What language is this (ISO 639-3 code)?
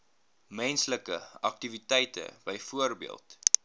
afr